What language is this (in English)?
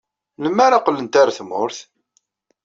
Kabyle